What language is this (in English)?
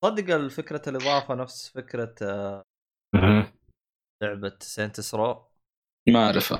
Arabic